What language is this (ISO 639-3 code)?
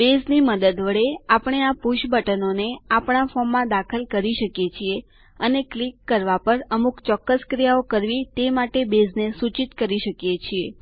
guj